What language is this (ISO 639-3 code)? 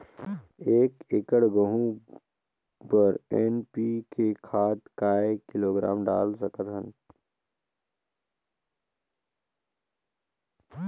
hne